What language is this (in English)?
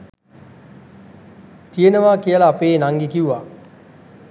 Sinhala